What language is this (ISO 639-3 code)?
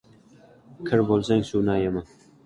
uzb